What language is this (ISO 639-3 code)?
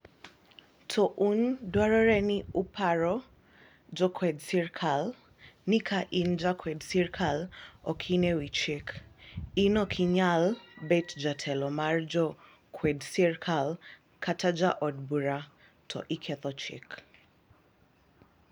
luo